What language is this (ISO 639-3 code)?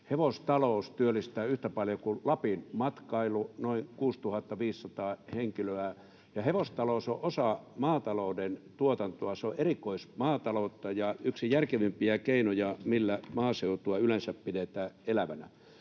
fin